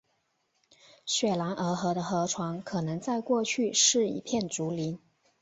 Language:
Chinese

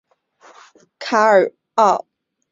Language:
Chinese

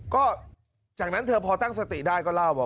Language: Thai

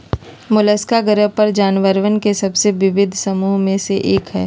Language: Magahi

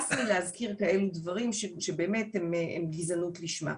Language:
Hebrew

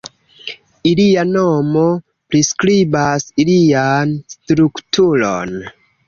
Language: Esperanto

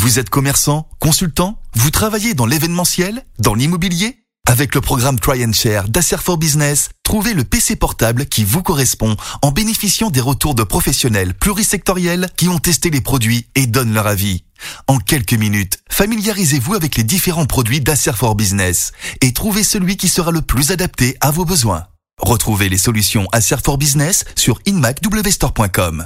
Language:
French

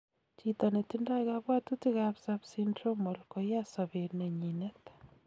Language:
Kalenjin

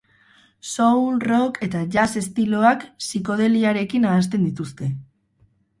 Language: Basque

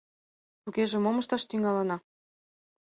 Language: Mari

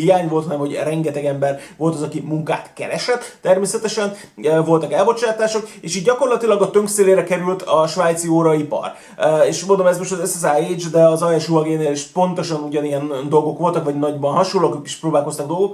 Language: Hungarian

